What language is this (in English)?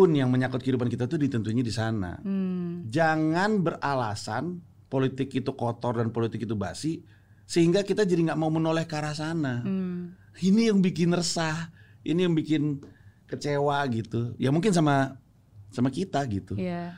Indonesian